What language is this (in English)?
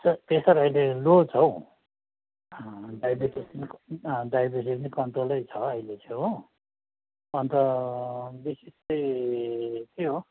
Nepali